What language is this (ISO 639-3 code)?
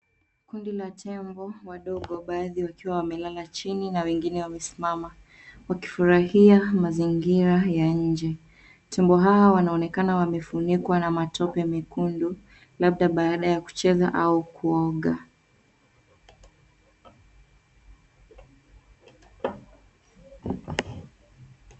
swa